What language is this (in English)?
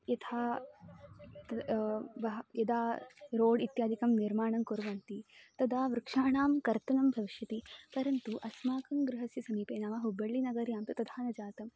Sanskrit